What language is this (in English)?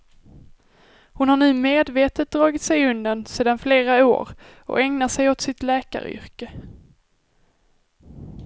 Swedish